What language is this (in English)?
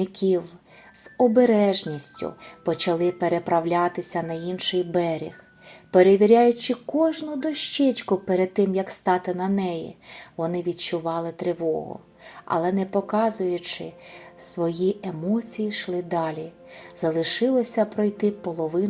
Ukrainian